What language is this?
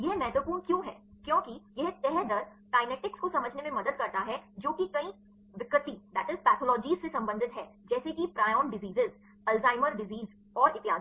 Hindi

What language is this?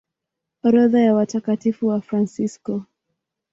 Swahili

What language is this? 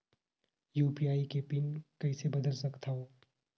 Chhattisgarhi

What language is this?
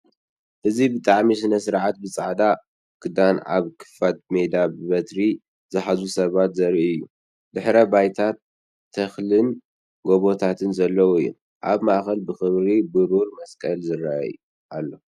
Tigrinya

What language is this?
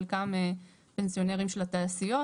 Hebrew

